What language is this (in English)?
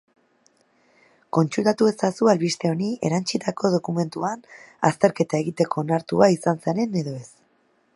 Basque